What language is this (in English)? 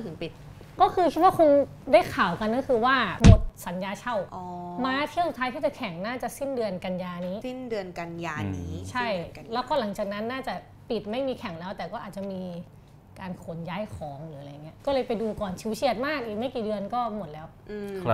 Thai